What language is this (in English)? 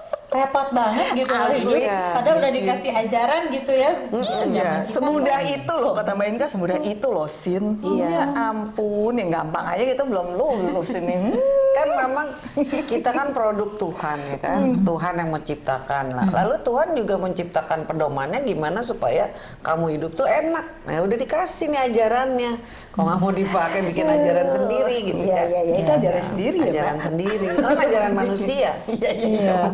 Indonesian